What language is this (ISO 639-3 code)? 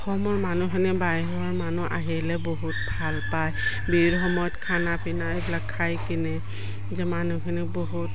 asm